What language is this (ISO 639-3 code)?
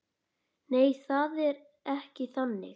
isl